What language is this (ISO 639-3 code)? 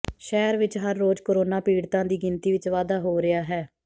pan